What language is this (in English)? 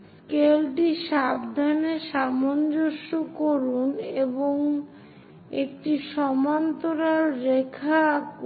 Bangla